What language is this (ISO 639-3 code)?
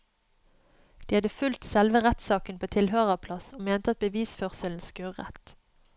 nor